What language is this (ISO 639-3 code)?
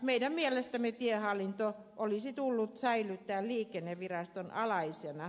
fin